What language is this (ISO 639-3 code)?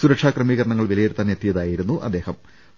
mal